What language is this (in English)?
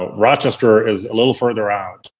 English